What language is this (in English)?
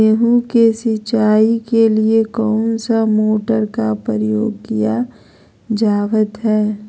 Magahi